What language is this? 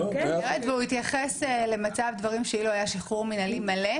Hebrew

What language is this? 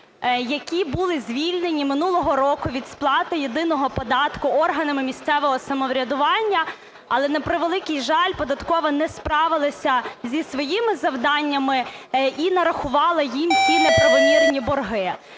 Ukrainian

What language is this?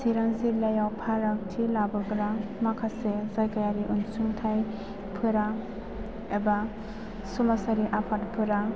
Bodo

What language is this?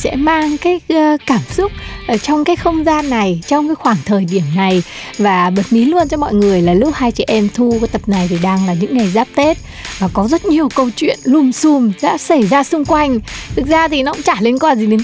Vietnamese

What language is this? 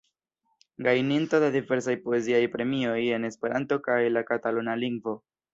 Esperanto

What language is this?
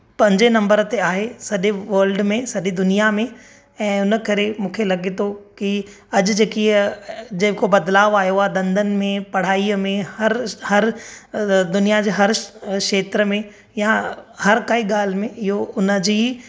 Sindhi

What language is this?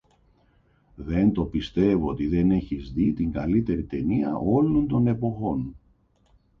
Greek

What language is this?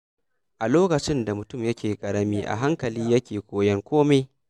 Hausa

